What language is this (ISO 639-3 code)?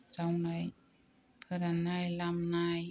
brx